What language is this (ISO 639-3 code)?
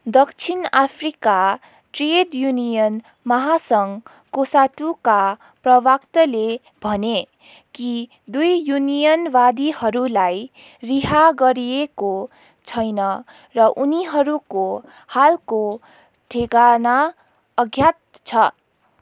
nep